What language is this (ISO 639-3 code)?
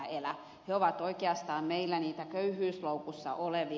fin